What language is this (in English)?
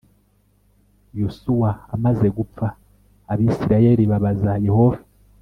Kinyarwanda